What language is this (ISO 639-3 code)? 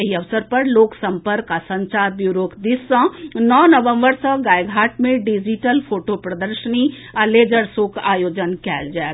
mai